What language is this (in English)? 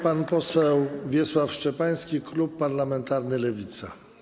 Polish